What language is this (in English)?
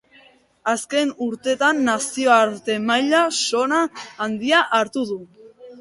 Basque